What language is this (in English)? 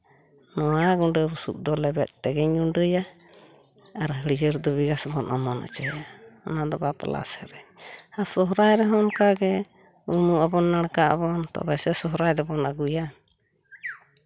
Santali